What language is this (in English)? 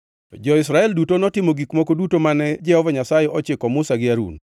Luo (Kenya and Tanzania)